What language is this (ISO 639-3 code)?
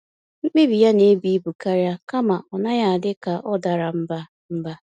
ibo